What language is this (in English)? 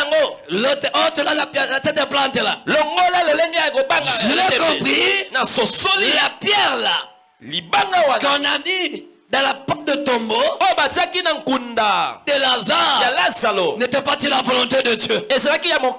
French